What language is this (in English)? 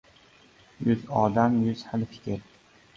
Uzbek